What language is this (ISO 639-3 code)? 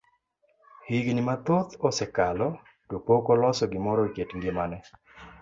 luo